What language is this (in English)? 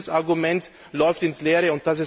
German